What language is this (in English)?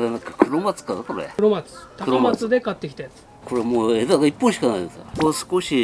Japanese